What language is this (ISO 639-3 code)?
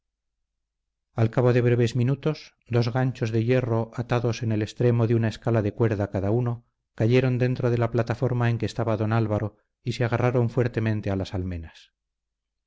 spa